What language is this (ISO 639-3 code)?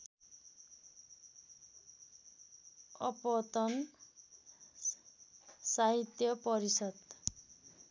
nep